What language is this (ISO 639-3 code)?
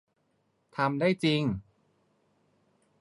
tha